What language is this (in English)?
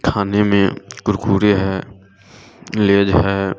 Hindi